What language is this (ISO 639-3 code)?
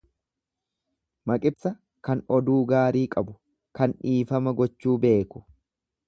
orm